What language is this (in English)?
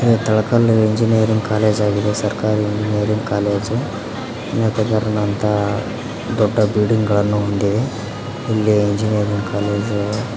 Kannada